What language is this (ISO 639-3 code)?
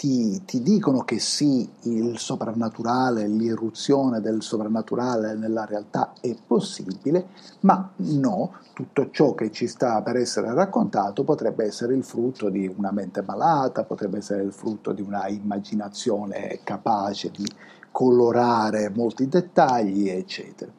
ita